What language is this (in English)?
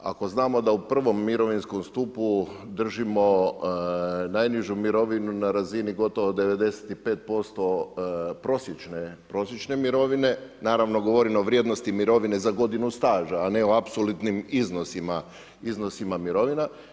Croatian